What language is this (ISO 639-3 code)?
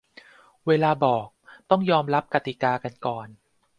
tha